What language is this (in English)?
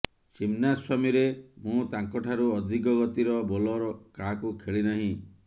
Odia